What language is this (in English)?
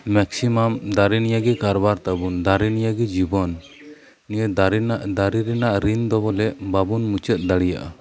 Santali